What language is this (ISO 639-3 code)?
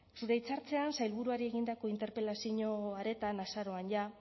eus